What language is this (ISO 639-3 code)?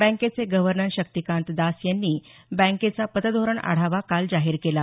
mar